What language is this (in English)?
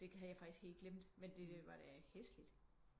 Danish